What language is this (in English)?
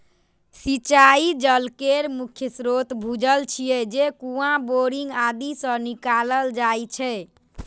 Maithili